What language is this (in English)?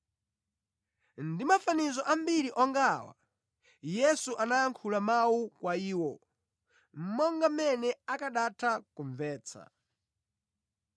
Nyanja